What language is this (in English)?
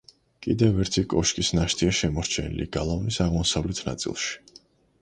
Georgian